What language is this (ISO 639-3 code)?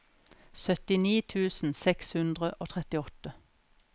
nor